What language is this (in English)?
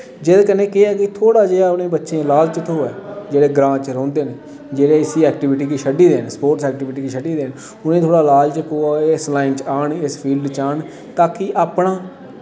Dogri